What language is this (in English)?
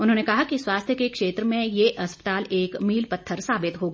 Hindi